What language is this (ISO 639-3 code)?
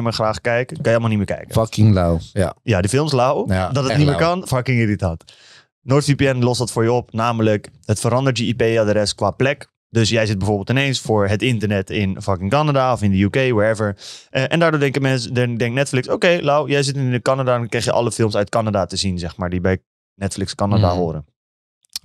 nld